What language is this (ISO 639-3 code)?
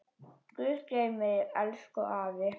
isl